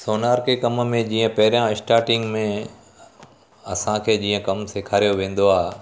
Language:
Sindhi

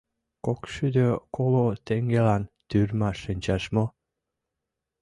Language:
Mari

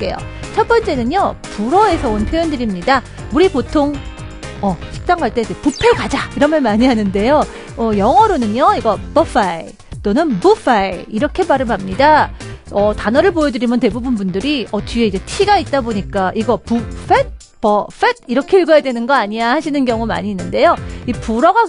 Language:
Korean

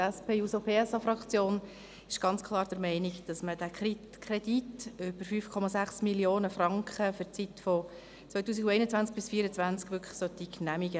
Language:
Swiss German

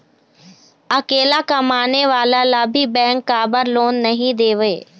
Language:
Chhattisgarhi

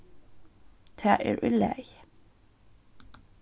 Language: Faroese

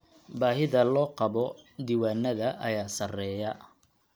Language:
Somali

